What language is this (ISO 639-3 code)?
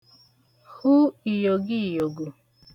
ibo